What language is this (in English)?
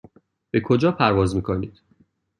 Persian